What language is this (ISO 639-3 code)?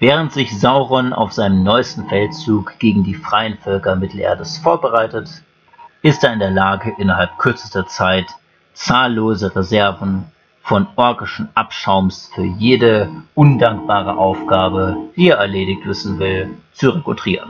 deu